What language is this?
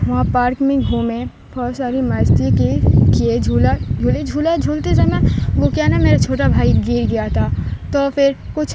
Urdu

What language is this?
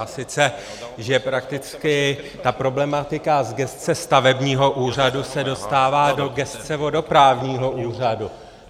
Czech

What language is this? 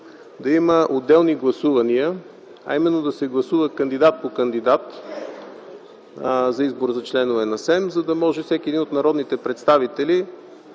Bulgarian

